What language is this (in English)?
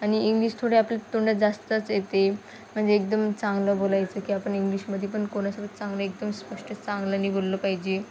Marathi